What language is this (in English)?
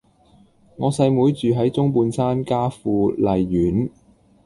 Cantonese